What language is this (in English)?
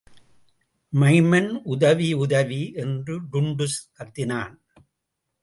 Tamil